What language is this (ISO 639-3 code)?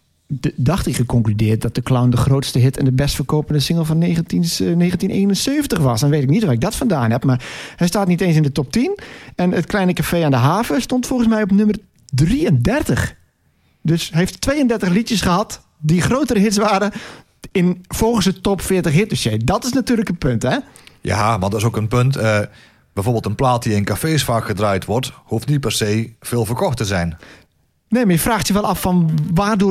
nld